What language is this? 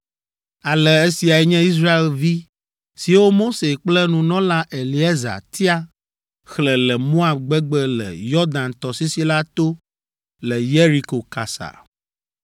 Ewe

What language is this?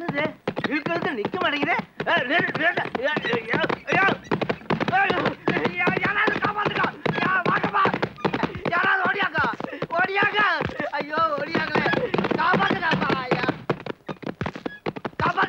Tamil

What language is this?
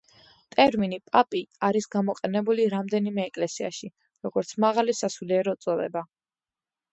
Georgian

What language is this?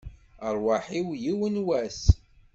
Kabyle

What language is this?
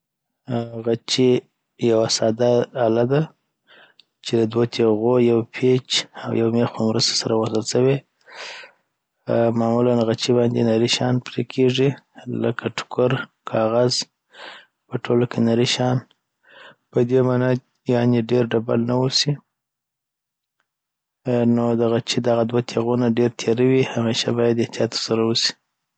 Southern Pashto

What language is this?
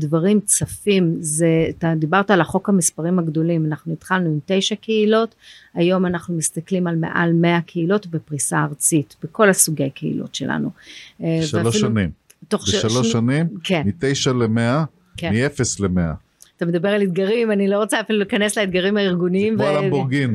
Hebrew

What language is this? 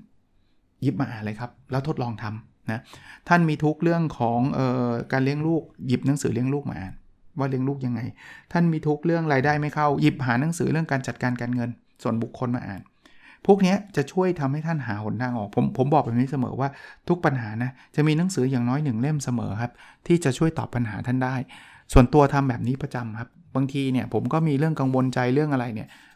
Thai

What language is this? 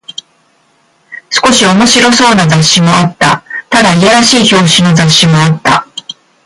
Japanese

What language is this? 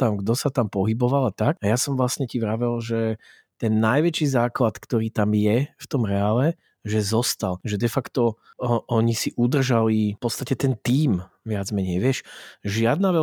Slovak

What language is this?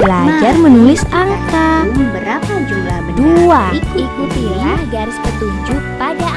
Indonesian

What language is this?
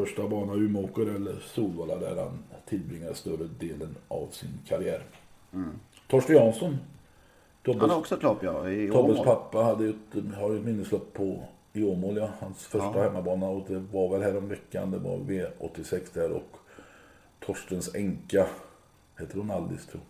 Swedish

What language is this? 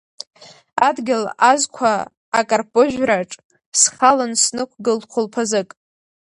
Abkhazian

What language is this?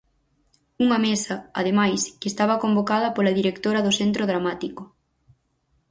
Galician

